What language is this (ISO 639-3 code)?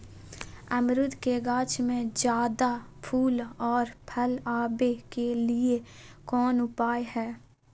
mag